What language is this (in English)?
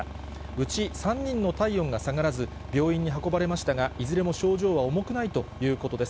Japanese